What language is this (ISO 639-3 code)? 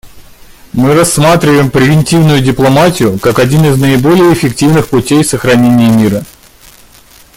rus